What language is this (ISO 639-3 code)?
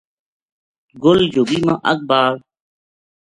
gju